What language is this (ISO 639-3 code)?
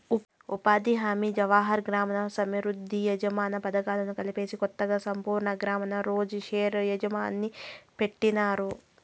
tel